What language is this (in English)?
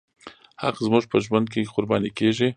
Pashto